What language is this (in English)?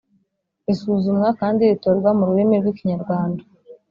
Kinyarwanda